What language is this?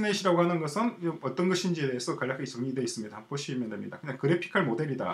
Korean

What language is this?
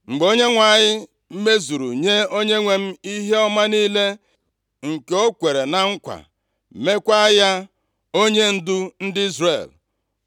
Igbo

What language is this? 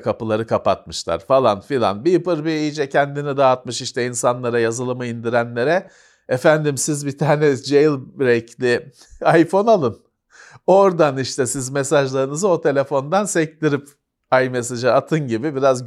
Turkish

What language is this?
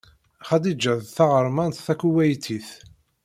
Kabyle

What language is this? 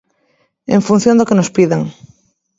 Galician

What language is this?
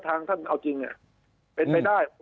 Thai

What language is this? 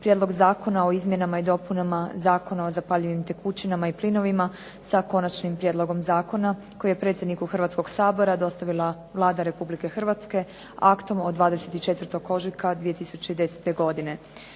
Croatian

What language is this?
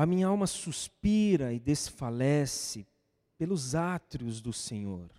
Portuguese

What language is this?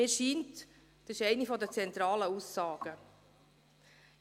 Swiss German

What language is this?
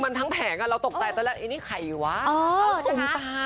Thai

